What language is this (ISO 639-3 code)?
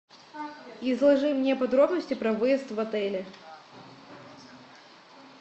rus